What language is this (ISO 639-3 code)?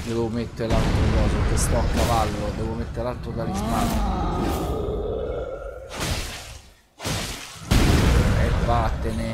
ita